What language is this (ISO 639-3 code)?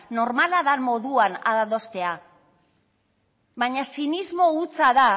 eus